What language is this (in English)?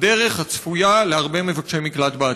Hebrew